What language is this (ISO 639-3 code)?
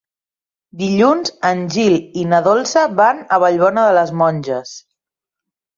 cat